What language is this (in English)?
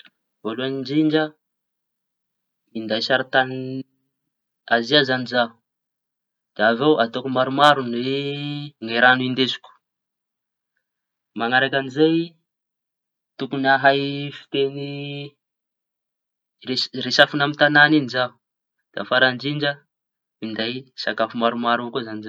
Tanosy Malagasy